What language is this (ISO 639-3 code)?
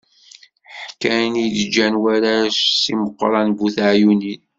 kab